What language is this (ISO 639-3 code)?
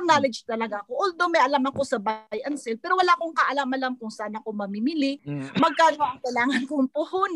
fil